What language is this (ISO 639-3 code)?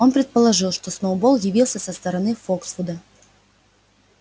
rus